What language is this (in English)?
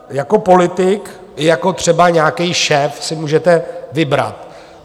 Czech